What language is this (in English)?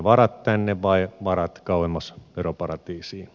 Finnish